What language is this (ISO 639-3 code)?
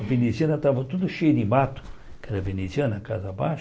por